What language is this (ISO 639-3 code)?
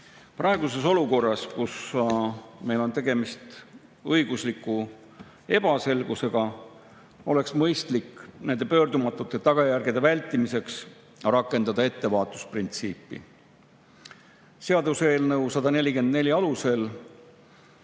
est